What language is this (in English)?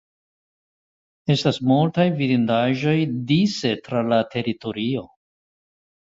Esperanto